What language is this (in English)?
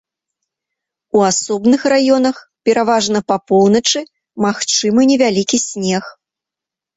Belarusian